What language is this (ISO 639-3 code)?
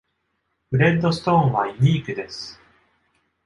jpn